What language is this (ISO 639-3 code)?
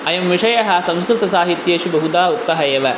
san